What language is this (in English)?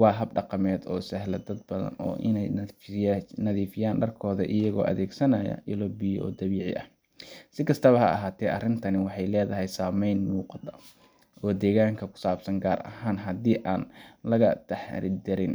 Somali